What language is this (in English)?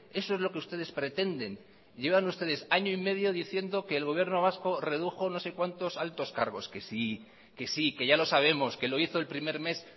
Spanish